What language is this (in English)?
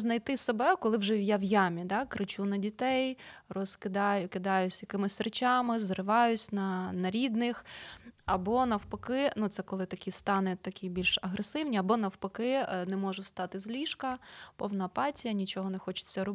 Ukrainian